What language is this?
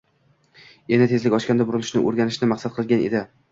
Uzbek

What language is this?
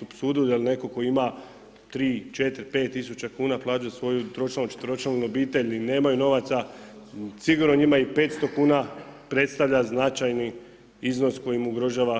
Croatian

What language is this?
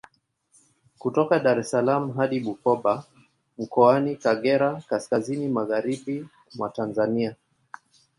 Swahili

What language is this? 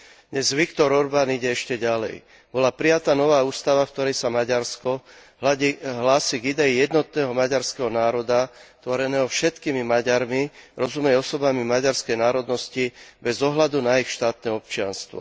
Slovak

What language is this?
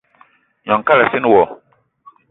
Eton (Cameroon)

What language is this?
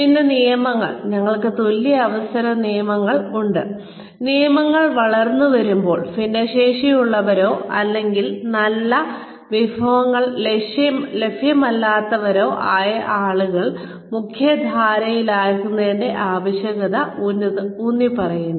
Malayalam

